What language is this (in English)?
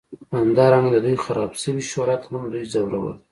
Pashto